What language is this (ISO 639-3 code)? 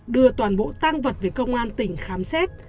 vie